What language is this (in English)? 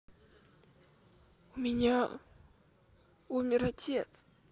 Russian